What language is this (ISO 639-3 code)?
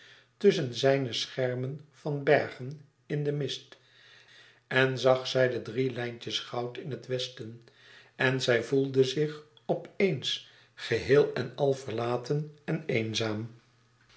nld